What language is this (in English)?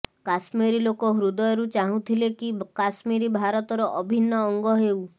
Odia